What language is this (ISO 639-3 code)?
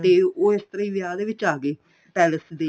pan